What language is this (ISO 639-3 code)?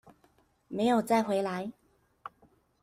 zho